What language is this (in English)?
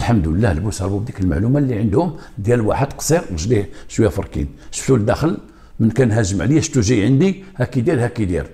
Arabic